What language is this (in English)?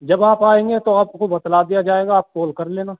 Urdu